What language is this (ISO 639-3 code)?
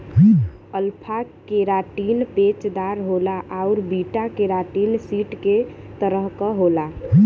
bho